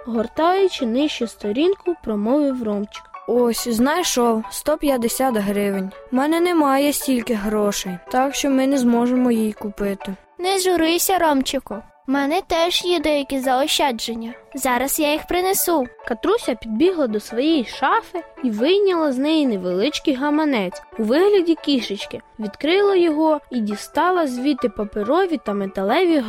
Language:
Ukrainian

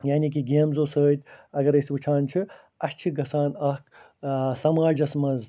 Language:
Kashmiri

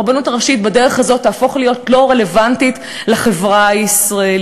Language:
Hebrew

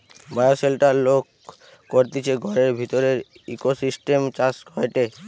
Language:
Bangla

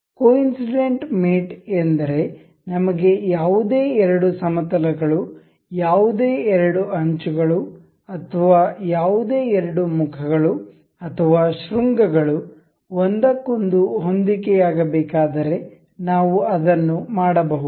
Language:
Kannada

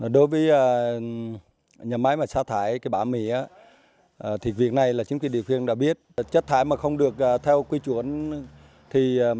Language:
Vietnamese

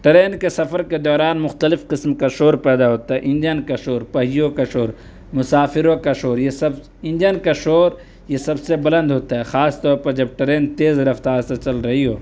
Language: Urdu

